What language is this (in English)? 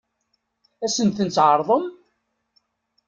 Kabyle